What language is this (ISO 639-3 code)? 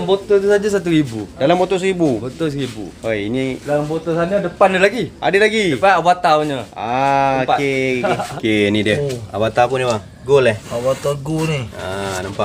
msa